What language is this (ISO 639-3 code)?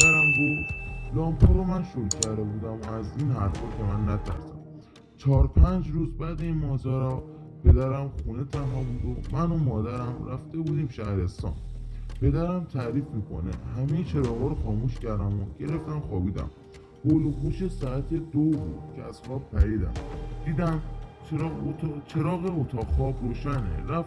fas